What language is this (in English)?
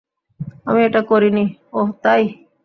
Bangla